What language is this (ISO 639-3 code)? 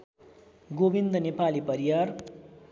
nep